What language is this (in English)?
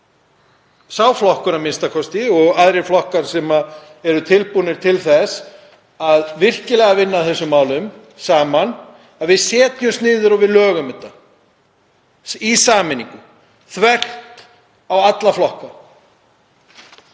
Icelandic